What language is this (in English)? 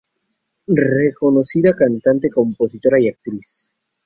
Spanish